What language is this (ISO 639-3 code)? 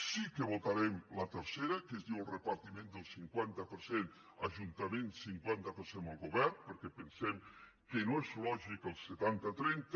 cat